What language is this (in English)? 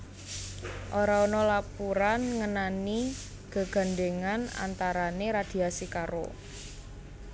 Javanese